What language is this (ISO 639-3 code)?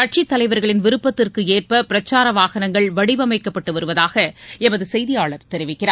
tam